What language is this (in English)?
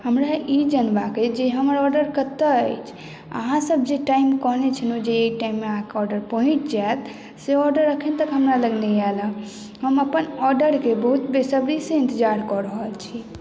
Maithili